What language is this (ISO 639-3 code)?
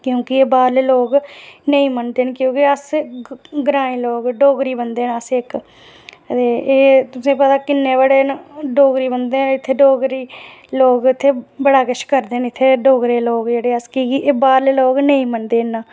doi